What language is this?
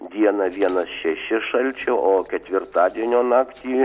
Lithuanian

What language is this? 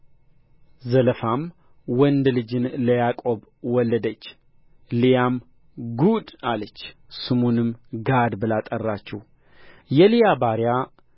Amharic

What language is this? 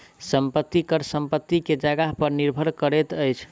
Maithili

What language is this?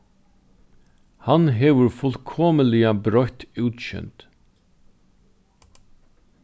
Faroese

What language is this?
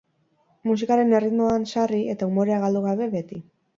Basque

